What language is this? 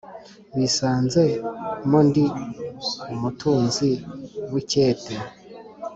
Kinyarwanda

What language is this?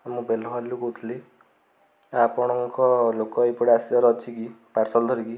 Odia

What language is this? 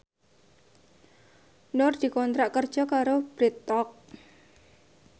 Javanese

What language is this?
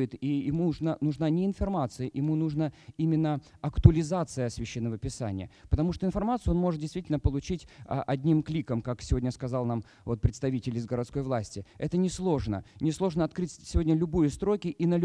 Russian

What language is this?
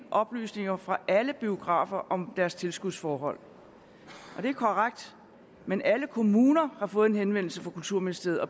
Danish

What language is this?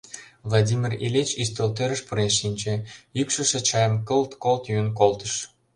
Mari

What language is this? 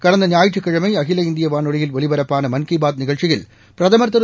Tamil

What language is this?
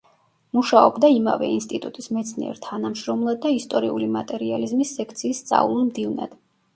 Georgian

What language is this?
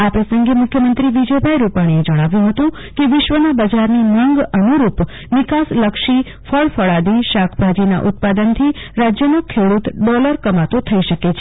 Gujarati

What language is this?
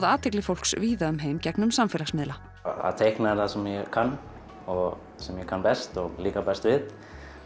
Icelandic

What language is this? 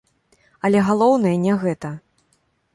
Belarusian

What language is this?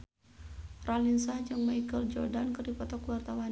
Sundanese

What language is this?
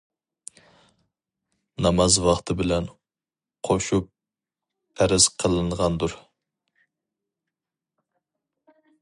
Uyghur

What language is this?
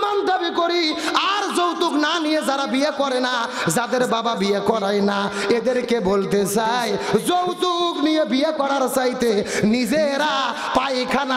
Arabic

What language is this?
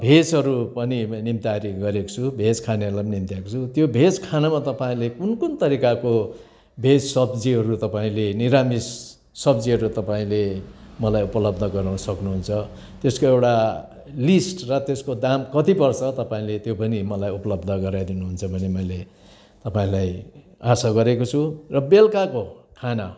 Nepali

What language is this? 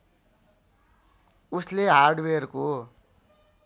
Nepali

